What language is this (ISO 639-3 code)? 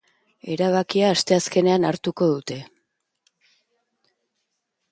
eus